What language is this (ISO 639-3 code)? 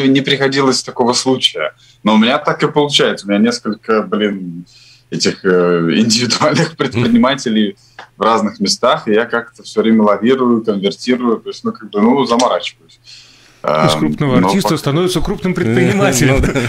rus